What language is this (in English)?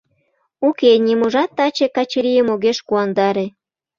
Mari